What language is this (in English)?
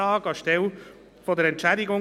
Swiss German